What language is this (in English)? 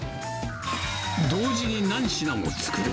Japanese